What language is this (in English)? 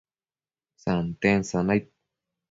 Matsés